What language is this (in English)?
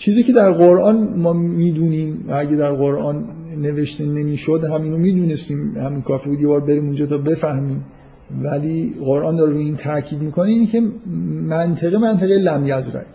Persian